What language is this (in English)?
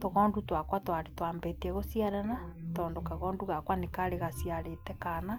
Kikuyu